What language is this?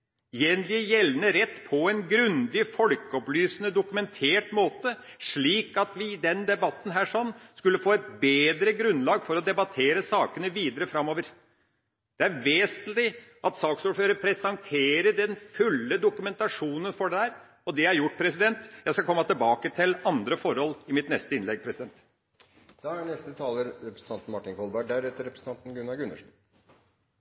Norwegian Bokmål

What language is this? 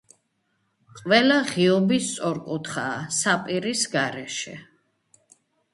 Georgian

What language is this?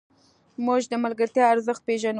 Pashto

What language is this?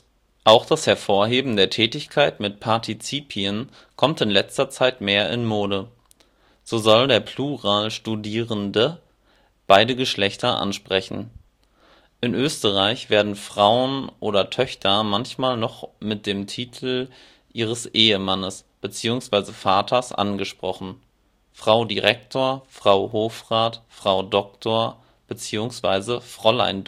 German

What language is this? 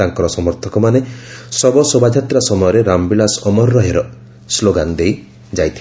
Odia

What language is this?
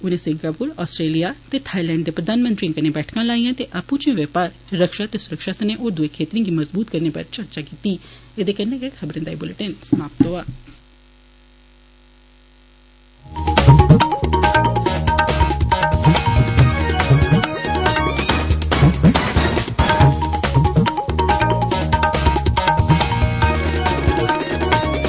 Dogri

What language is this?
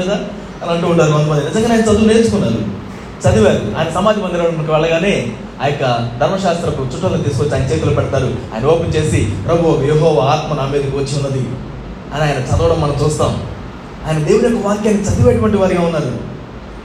Telugu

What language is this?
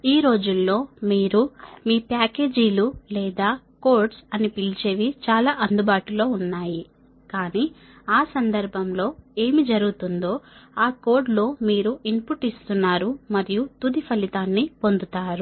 Telugu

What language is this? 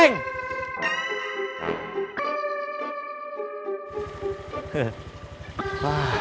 Indonesian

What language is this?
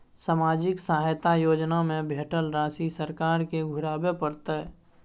Maithili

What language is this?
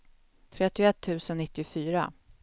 Swedish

